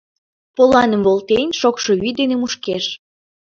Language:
Mari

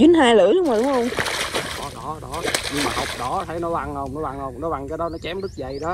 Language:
Vietnamese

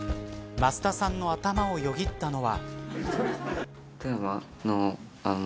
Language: Japanese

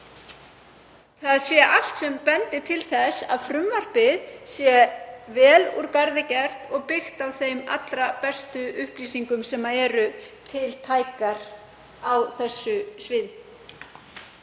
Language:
Icelandic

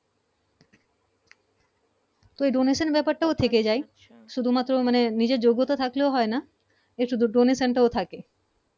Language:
Bangla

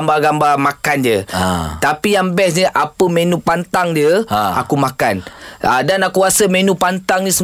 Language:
Malay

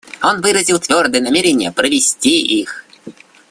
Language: Russian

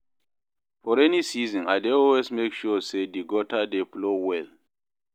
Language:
Nigerian Pidgin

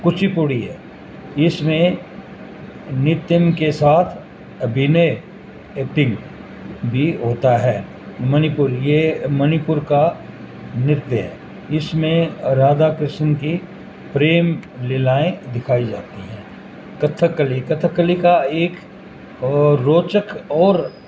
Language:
Urdu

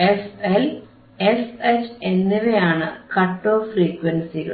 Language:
Malayalam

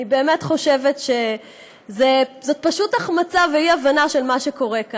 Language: Hebrew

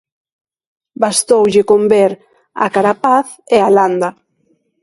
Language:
Galician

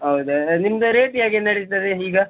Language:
Kannada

